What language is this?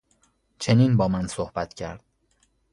Persian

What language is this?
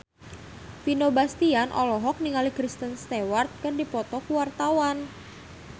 Sundanese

